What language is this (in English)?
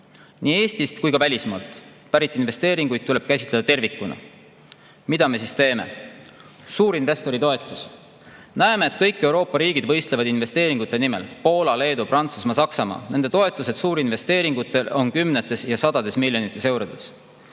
Estonian